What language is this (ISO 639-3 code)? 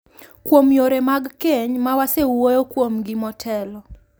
luo